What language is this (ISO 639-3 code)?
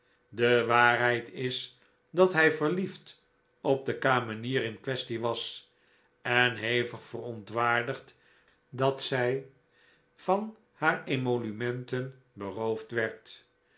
nld